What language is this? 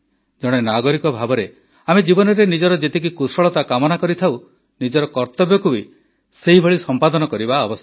Odia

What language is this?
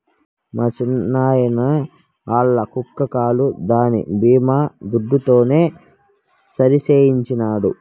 Telugu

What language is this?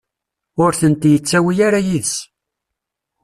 Kabyle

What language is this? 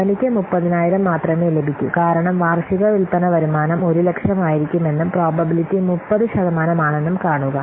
Malayalam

